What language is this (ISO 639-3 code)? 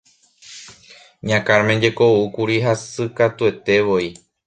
grn